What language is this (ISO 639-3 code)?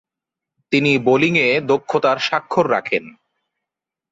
ben